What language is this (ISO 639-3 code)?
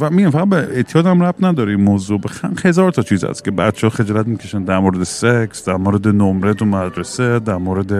fas